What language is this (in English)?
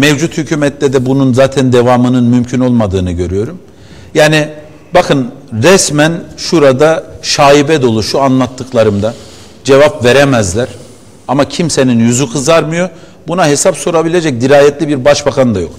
Turkish